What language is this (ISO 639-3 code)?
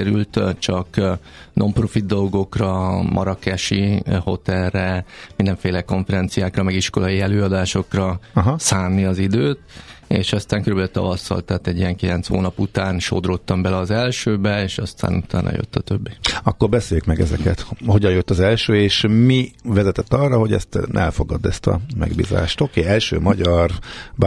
hun